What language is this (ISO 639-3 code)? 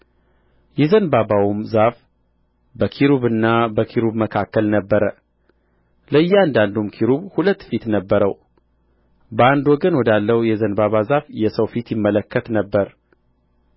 amh